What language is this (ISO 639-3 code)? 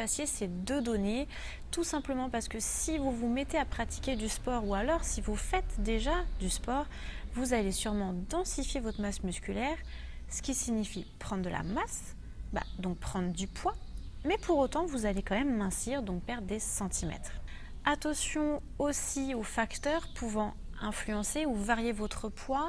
fra